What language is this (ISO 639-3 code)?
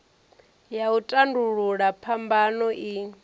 ven